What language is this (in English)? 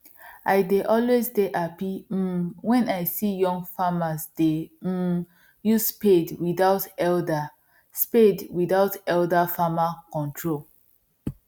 Nigerian Pidgin